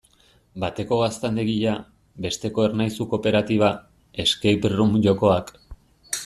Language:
Basque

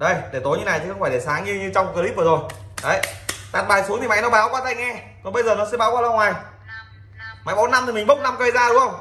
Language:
Vietnamese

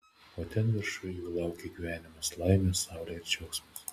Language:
Lithuanian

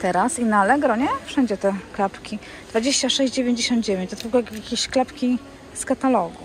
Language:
Polish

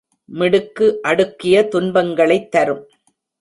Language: Tamil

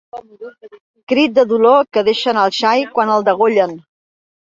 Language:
Catalan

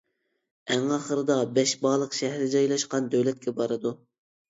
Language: Uyghur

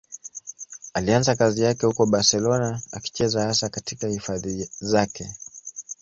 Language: Swahili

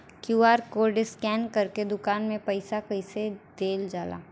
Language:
Bhojpuri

